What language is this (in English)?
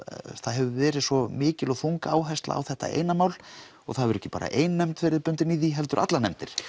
Icelandic